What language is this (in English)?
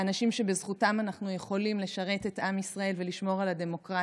Hebrew